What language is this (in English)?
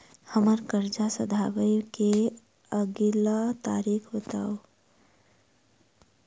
Maithili